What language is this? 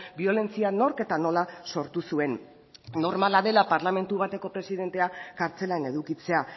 Basque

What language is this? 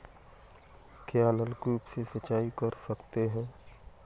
Hindi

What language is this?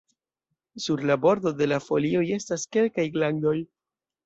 Esperanto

